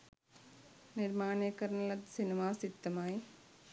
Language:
Sinhala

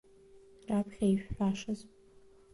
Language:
Abkhazian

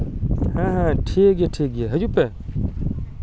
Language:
Santali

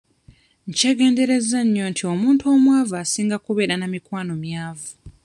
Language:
Ganda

